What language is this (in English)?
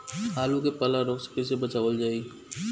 Bhojpuri